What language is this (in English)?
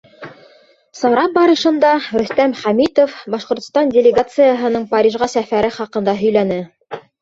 Bashkir